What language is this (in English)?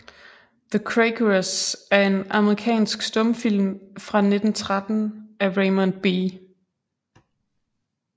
Danish